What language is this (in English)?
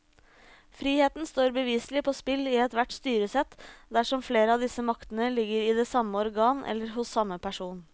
Norwegian